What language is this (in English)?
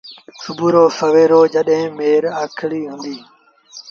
Sindhi Bhil